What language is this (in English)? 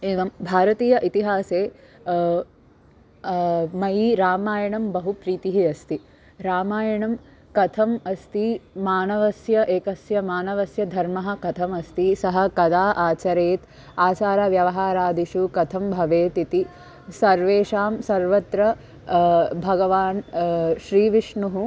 Sanskrit